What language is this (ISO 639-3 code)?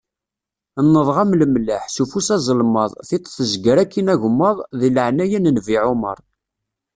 kab